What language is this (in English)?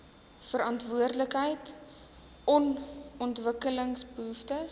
Afrikaans